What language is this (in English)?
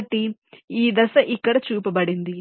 Telugu